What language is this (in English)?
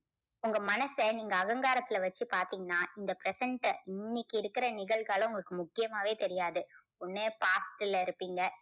Tamil